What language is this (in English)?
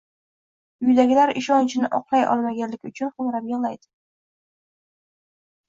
Uzbek